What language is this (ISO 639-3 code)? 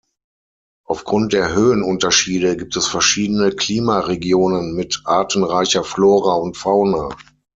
deu